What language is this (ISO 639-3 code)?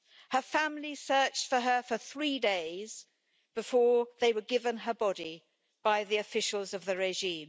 eng